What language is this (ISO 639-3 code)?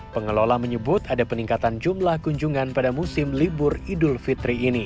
ind